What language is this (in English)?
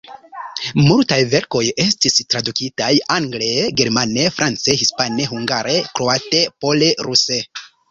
Esperanto